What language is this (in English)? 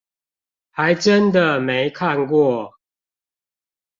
Chinese